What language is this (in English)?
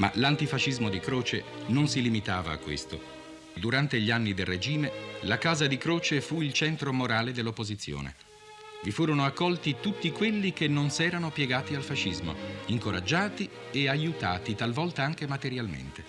Italian